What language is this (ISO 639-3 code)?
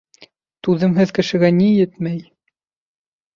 bak